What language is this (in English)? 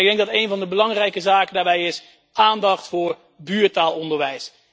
Dutch